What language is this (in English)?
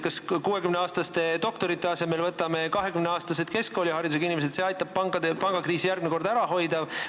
Estonian